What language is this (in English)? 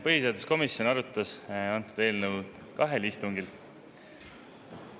Estonian